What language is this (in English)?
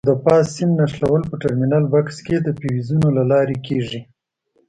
Pashto